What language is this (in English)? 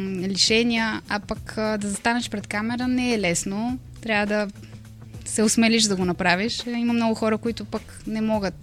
Bulgarian